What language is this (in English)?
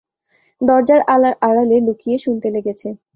Bangla